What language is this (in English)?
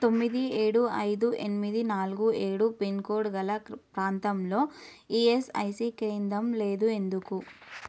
Telugu